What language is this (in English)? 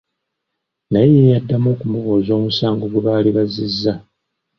Ganda